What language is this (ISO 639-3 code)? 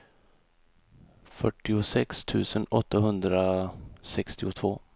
swe